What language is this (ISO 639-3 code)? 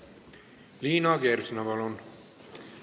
est